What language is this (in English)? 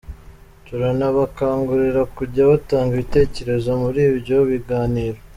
Kinyarwanda